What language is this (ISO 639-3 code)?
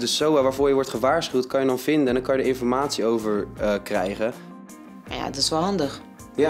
nld